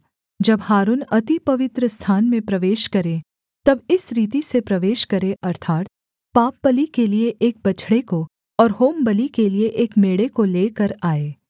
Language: Hindi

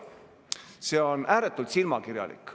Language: Estonian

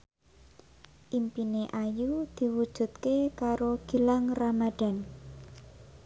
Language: Javanese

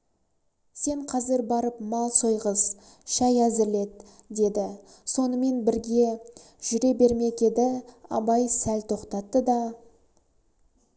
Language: Kazakh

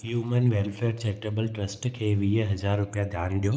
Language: Sindhi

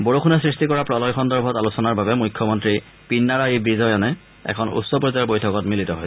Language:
Assamese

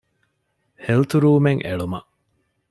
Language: Divehi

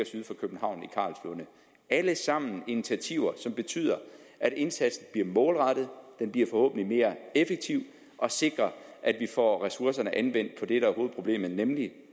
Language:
Danish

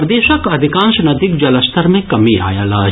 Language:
Maithili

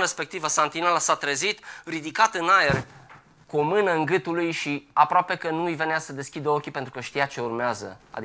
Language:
Romanian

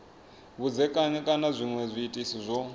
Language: Venda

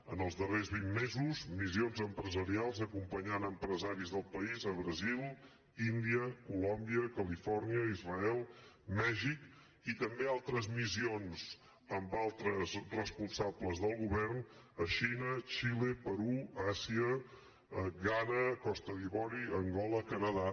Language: Catalan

